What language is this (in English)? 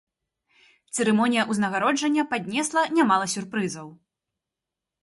Belarusian